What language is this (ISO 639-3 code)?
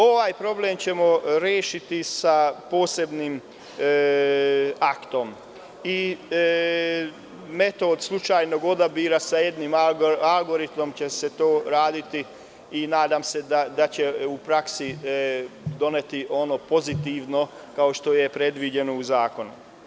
srp